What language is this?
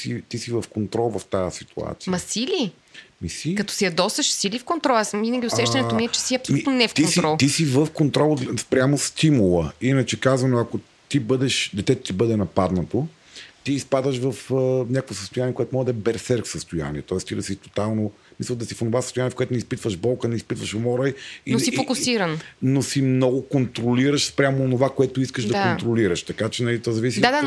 Bulgarian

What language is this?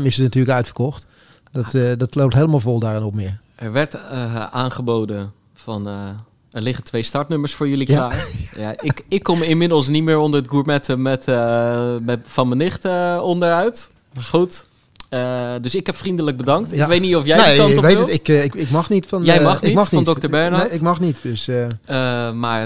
Dutch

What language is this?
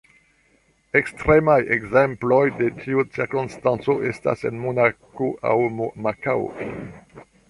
Esperanto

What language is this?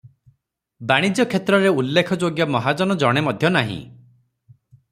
Odia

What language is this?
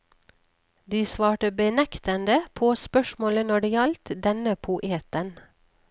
Norwegian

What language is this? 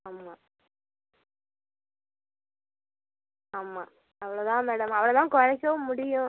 Tamil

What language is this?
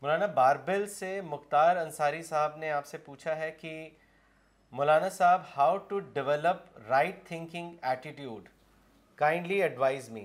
Urdu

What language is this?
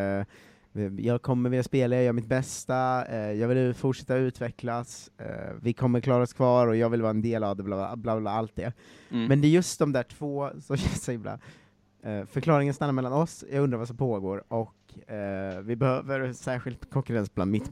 Swedish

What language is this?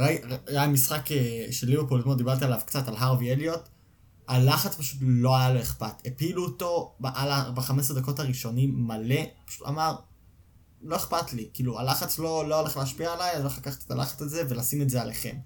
Hebrew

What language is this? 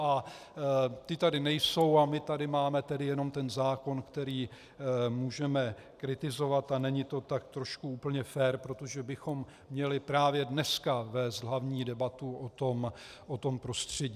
Czech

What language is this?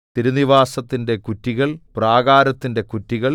Malayalam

